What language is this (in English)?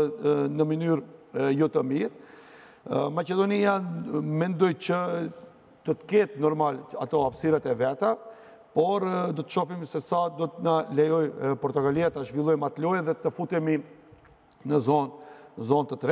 Romanian